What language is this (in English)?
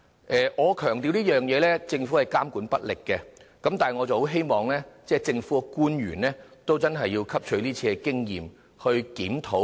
Cantonese